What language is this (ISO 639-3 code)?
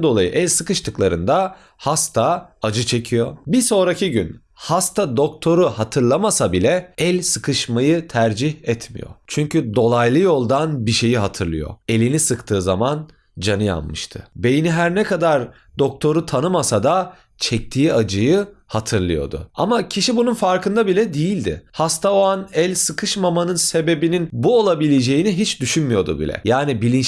tur